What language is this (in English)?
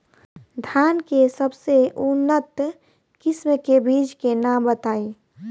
Bhojpuri